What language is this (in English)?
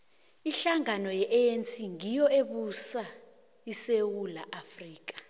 South Ndebele